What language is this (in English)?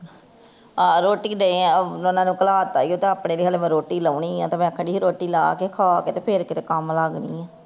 Punjabi